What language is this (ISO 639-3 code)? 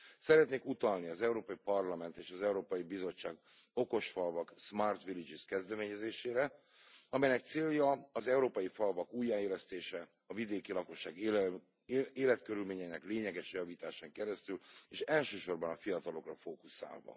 hun